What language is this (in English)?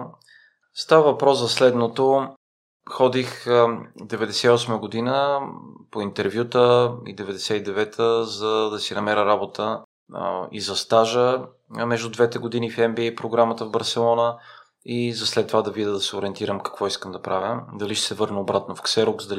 Bulgarian